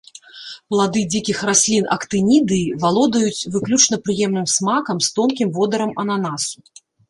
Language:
Belarusian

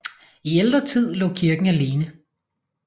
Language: Danish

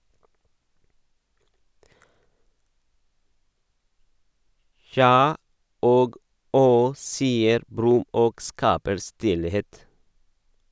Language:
Norwegian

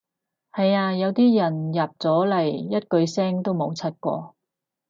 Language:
Cantonese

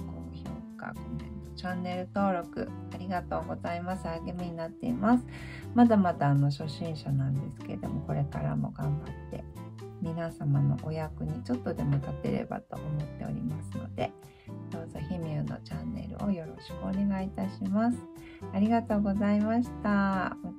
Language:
Japanese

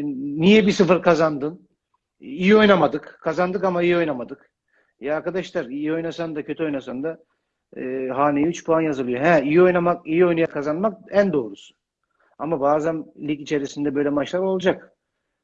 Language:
Turkish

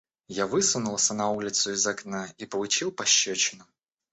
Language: Russian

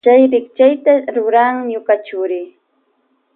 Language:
Loja Highland Quichua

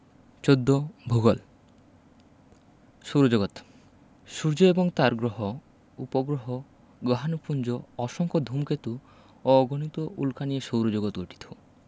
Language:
Bangla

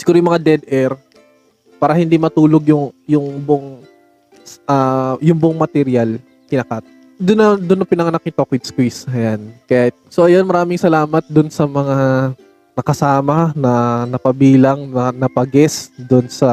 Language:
Filipino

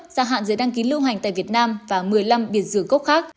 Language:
Vietnamese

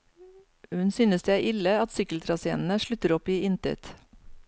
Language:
Norwegian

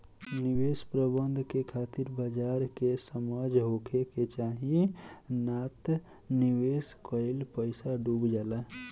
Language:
Bhojpuri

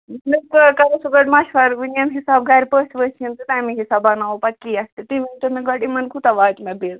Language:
Kashmiri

